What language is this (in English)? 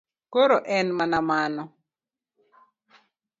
Luo (Kenya and Tanzania)